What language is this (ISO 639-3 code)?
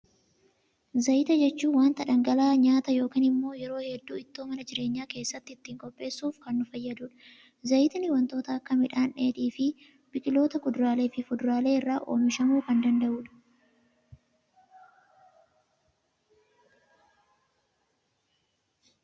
orm